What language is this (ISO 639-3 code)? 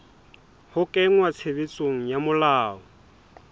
sot